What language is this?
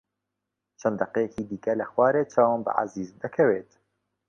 Central Kurdish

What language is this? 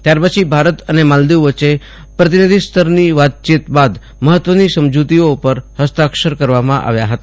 Gujarati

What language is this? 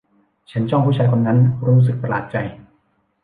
Thai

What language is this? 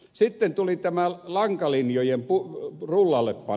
Finnish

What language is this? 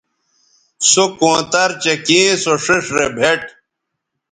Bateri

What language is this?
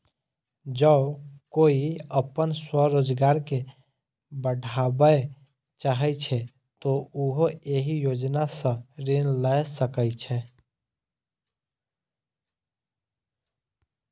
Maithili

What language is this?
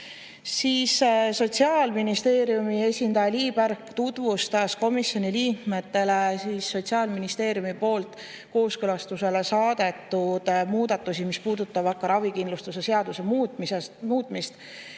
Estonian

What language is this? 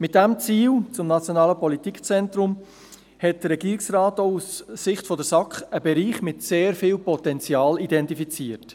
Swiss German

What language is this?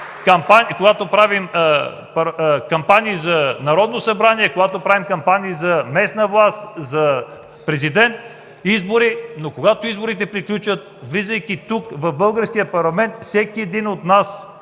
Bulgarian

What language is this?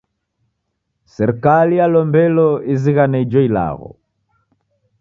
Taita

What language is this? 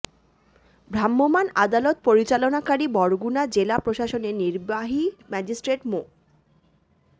Bangla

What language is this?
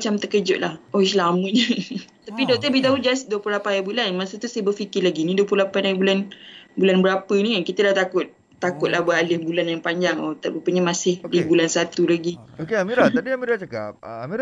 Malay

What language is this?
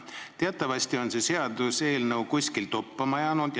Estonian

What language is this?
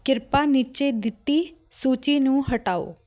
Punjabi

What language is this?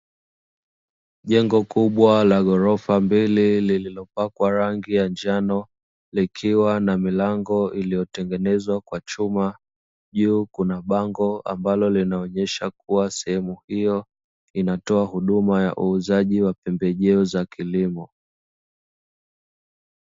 Swahili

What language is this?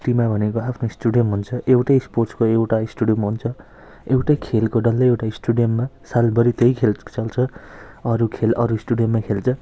Nepali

